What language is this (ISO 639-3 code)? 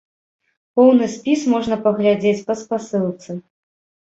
bel